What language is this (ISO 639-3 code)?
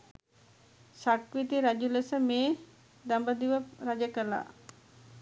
sin